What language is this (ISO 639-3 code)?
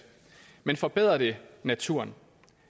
dan